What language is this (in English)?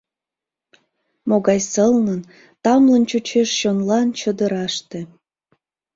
Mari